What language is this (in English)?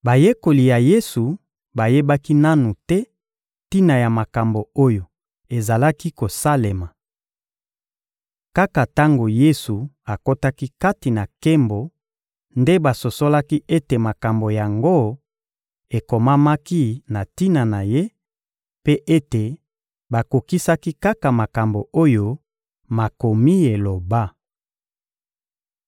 Lingala